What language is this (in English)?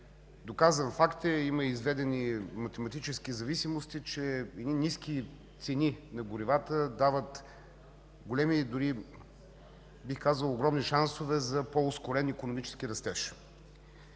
Bulgarian